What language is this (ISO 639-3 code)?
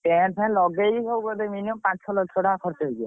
ori